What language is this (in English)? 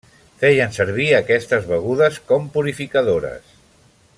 Catalan